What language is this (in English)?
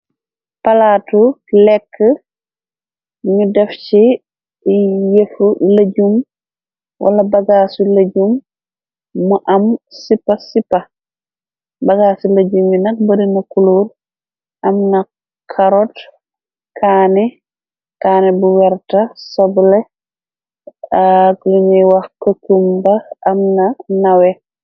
Wolof